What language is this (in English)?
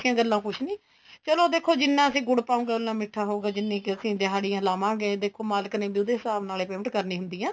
Punjabi